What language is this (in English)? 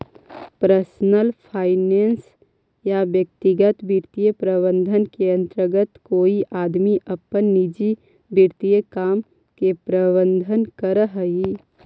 Magahi